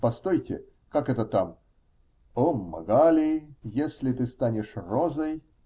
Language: Russian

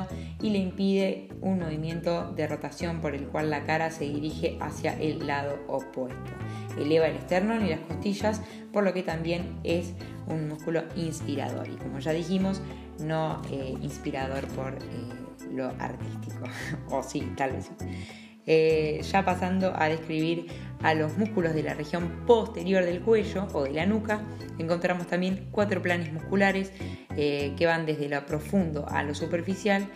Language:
Spanish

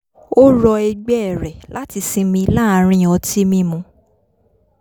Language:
Yoruba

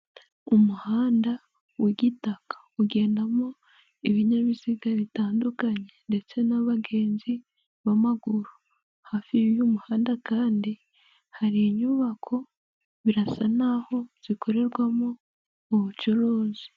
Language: Kinyarwanda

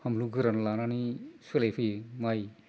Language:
Bodo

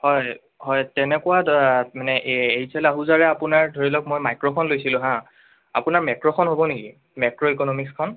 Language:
Assamese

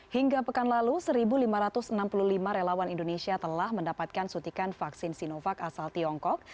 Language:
Indonesian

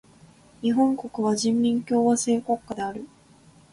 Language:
Japanese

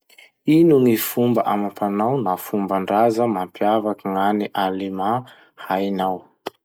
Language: Masikoro Malagasy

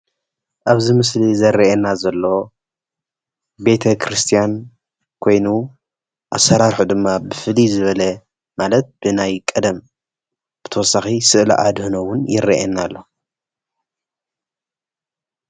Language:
Tigrinya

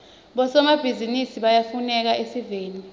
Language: Swati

